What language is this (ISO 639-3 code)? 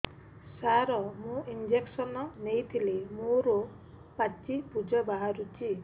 ori